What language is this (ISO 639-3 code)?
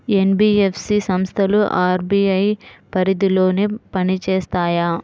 tel